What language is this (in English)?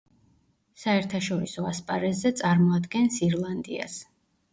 Georgian